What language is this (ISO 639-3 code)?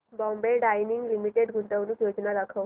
mar